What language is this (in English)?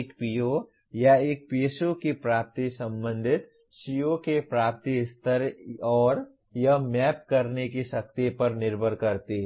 Hindi